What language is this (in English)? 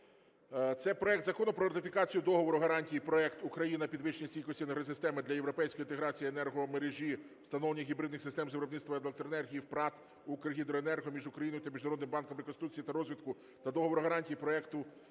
Ukrainian